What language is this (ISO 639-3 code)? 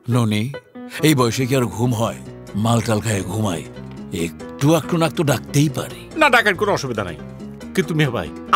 ben